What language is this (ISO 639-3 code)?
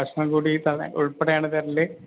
mal